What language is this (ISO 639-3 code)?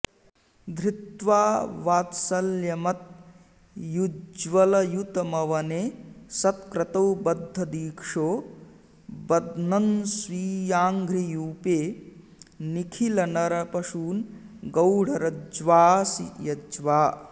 san